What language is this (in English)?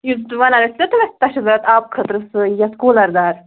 Kashmiri